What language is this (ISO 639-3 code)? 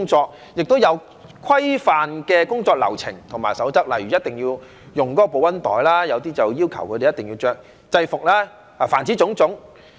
yue